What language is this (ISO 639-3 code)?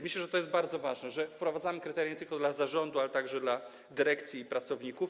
pol